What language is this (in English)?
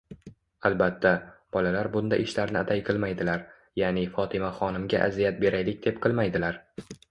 Uzbek